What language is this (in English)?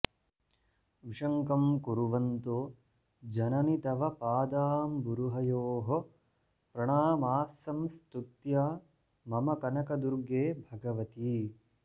Sanskrit